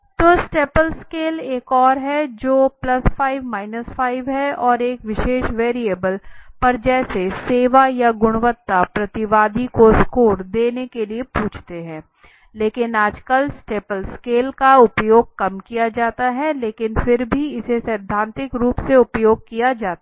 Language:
Hindi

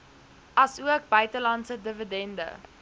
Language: Afrikaans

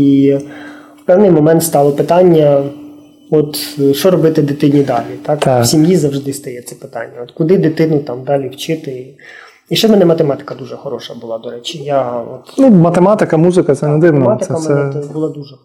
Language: Ukrainian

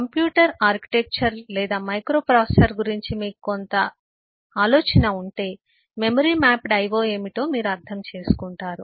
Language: Telugu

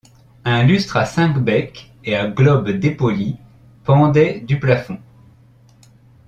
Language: French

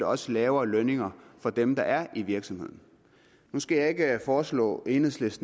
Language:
Danish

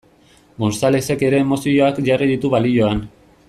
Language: Basque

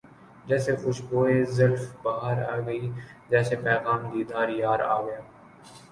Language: Urdu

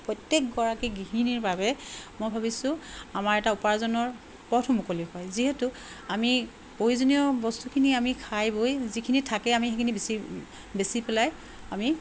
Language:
Assamese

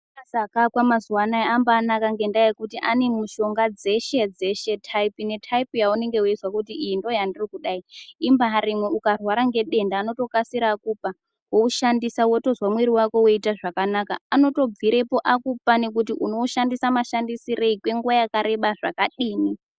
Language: Ndau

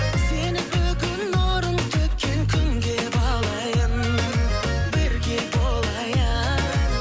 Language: Kazakh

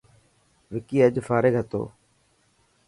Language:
Dhatki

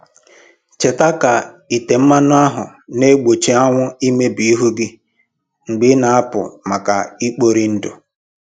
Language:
Igbo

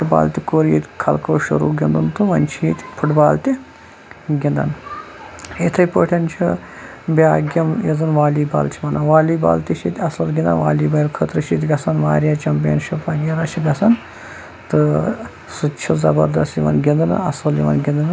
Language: Kashmiri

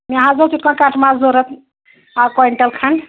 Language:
Kashmiri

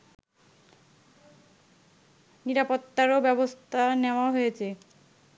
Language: Bangla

